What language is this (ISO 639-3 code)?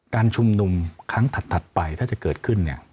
tha